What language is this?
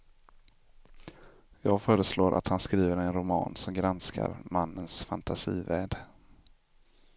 Swedish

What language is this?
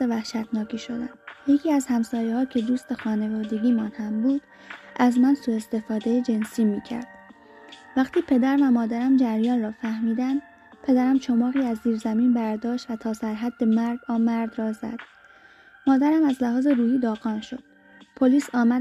Persian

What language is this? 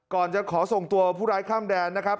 Thai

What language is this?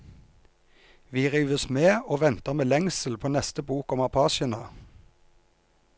Norwegian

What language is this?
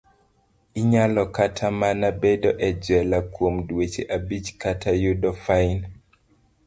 Luo (Kenya and Tanzania)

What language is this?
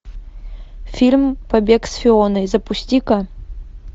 Russian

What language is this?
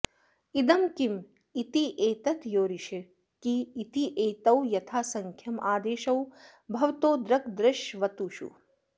Sanskrit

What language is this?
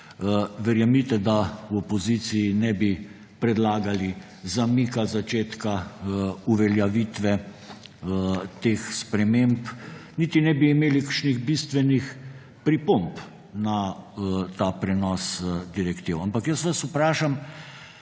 Slovenian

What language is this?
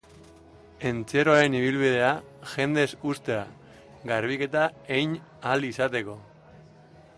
Basque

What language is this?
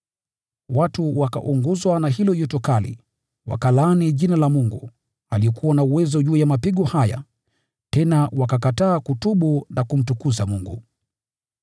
Swahili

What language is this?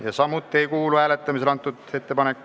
Estonian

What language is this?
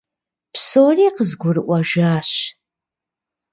Kabardian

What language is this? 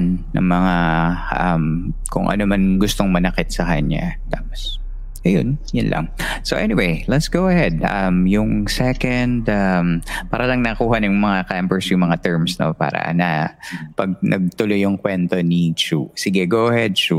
Filipino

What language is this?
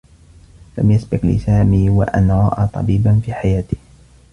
Arabic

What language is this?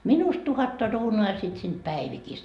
Finnish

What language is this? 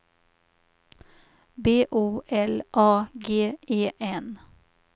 Swedish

